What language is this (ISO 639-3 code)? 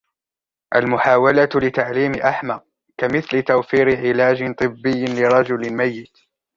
ara